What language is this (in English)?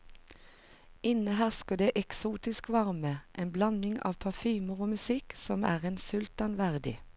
Norwegian